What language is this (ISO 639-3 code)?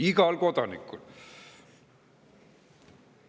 est